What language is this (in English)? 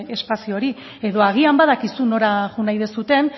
Basque